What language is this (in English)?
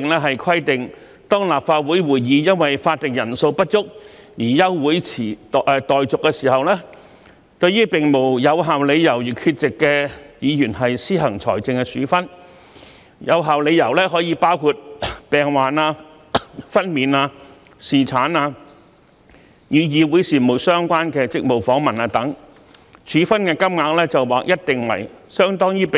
Cantonese